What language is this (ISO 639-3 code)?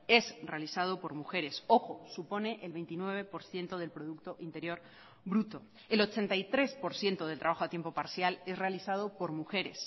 spa